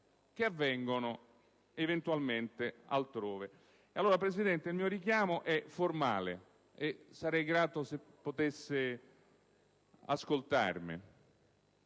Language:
Italian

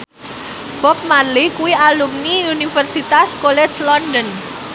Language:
Javanese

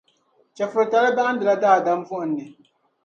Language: Dagbani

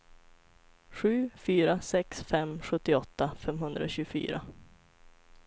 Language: Swedish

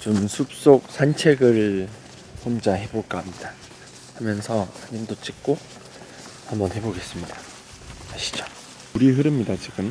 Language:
Korean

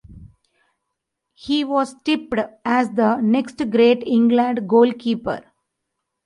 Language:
English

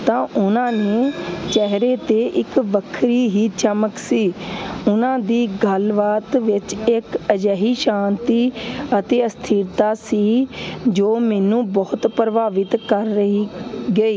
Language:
Punjabi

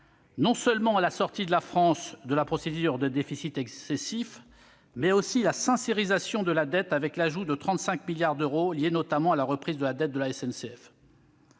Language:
French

